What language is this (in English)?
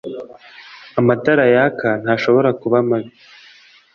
Kinyarwanda